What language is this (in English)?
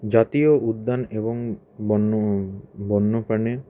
Bangla